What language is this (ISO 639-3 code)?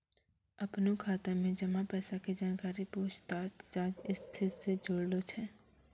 mai